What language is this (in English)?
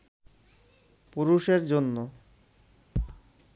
Bangla